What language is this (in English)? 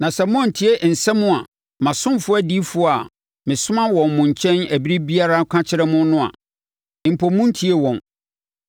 Akan